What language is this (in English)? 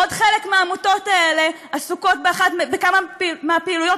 Hebrew